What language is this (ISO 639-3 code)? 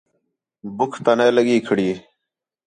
xhe